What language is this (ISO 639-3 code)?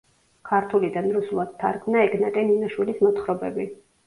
kat